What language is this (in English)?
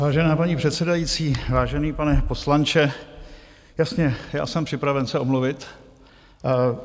Czech